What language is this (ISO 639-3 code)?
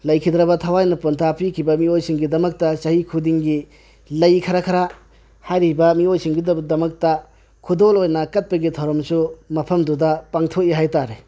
mni